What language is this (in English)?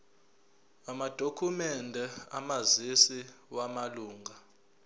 Zulu